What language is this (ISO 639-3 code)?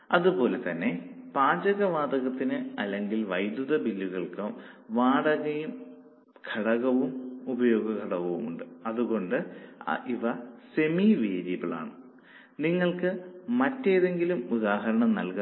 mal